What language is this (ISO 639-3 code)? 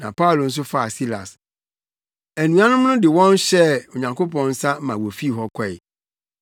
aka